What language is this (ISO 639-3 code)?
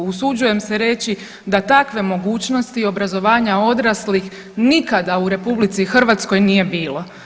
hrv